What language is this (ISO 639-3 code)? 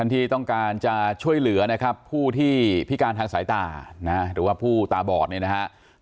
tha